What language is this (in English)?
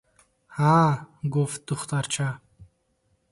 Tajik